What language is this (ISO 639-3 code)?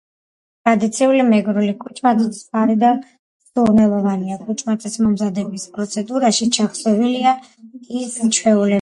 kat